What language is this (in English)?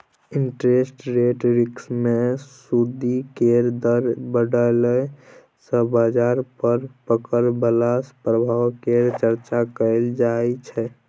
Maithili